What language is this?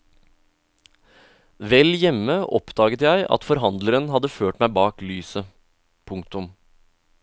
Norwegian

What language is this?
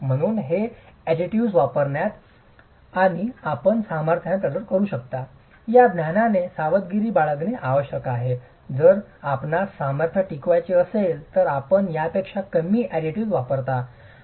Marathi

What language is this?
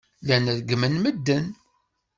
Kabyle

